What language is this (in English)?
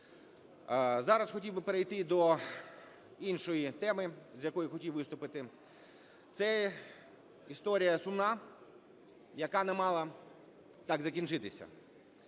Ukrainian